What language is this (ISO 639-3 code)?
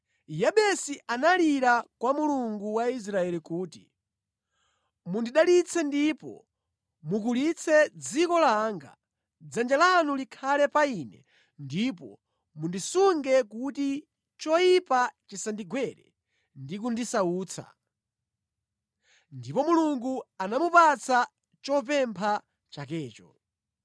nya